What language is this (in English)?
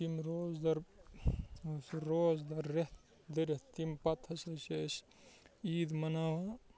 Kashmiri